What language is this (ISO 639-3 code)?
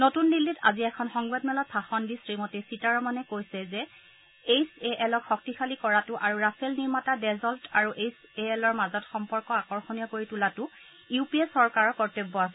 asm